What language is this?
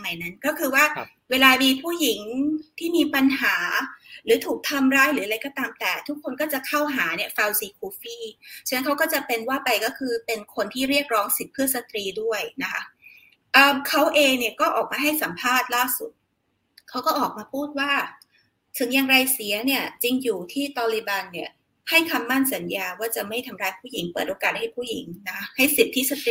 Thai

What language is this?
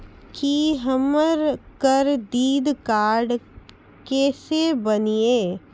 Maithili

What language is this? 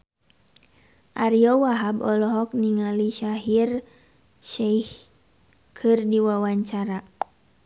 Sundanese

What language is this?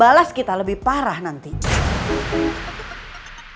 Indonesian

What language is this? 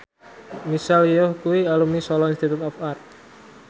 Javanese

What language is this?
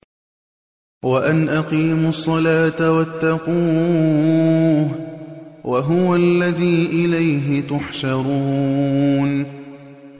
Arabic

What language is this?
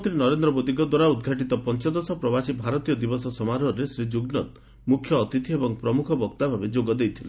Odia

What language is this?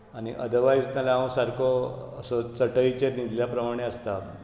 Konkani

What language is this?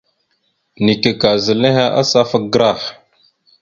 Mada (Cameroon)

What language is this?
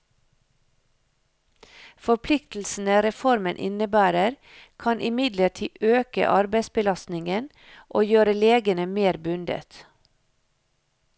Norwegian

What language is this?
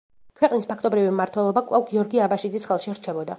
Georgian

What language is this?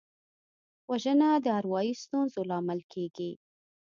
Pashto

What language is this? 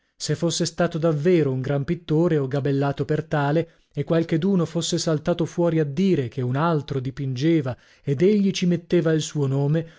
Italian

